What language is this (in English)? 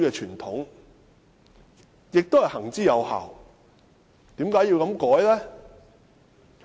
Cantonese